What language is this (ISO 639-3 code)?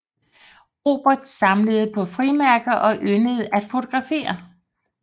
dan